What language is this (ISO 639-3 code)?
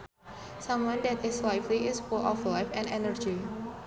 sun